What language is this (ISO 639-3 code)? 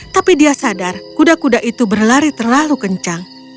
ind